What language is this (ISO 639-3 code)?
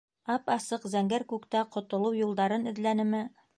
bak